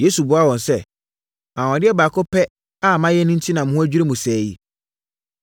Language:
Akan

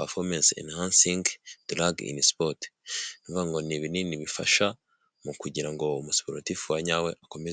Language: Kinyarwanda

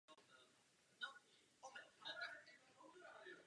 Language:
Czech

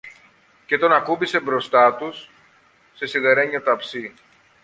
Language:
Greek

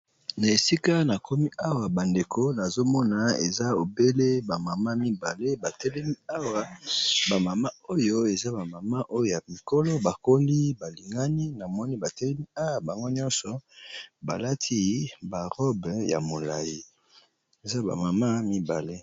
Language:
Lingala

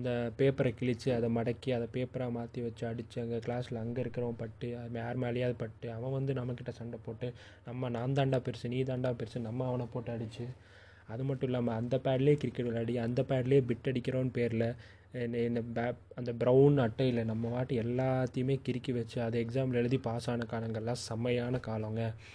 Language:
Tamil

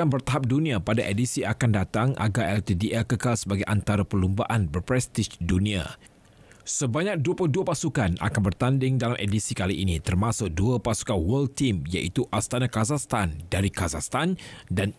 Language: Malay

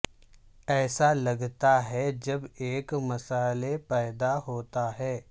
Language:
Urdu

